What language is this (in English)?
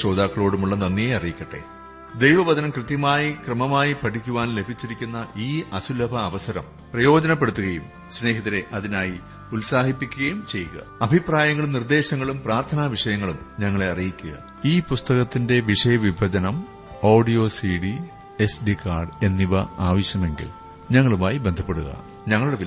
Malayalam